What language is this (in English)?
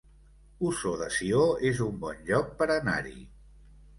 Catalan